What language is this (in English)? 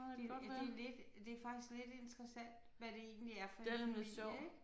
Danish